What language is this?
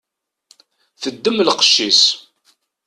Kabyle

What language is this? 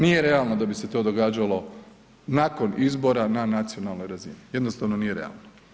Croatian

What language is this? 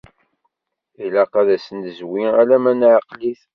Kabyle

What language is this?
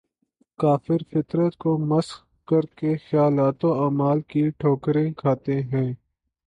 Urdu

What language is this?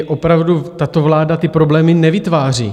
Czech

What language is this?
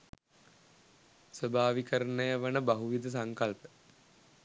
Sinhala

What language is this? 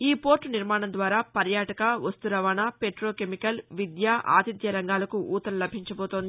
Telugu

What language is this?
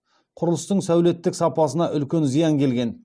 Kazakh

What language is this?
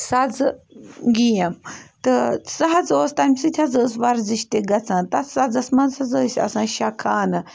Kashmiri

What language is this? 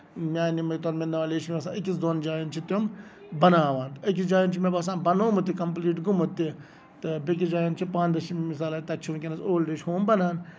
Kashmiri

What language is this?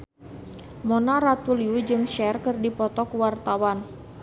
Sundanese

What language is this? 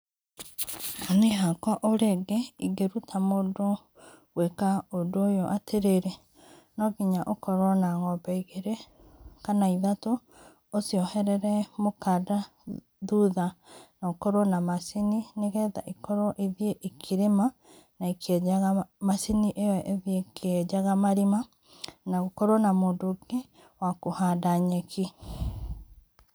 Kikuyu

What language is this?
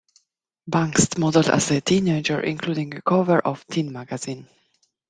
English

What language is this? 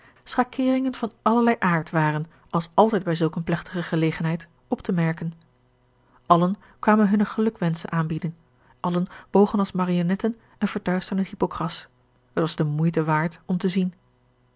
Dutch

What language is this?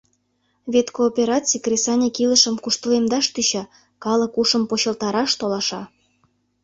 Mari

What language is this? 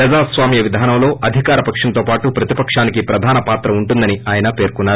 Telugu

